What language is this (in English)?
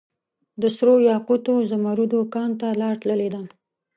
Pashto